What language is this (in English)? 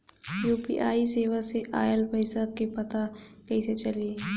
Bhojpuri